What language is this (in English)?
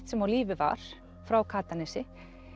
Icelandic